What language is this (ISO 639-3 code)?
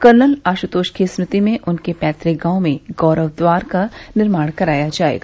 hin